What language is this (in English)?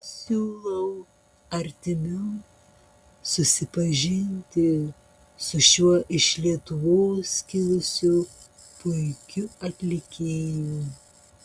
Lithuanian